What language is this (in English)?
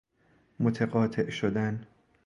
Persian